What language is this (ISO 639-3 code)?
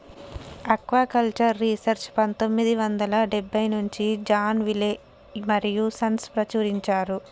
tel